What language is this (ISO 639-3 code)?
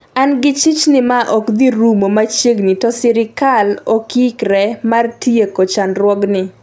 luo